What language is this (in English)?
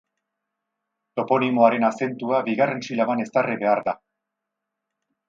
Basque